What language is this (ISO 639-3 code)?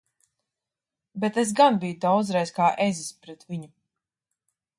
lav